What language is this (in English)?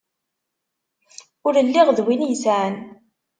Kabyle